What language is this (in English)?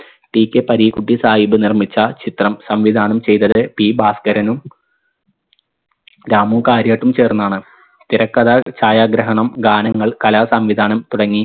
Malayalam